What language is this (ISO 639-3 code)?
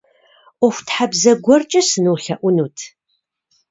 kbd